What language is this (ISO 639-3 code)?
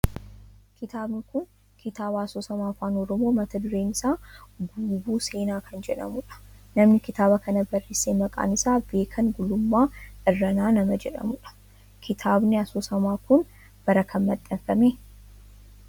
orm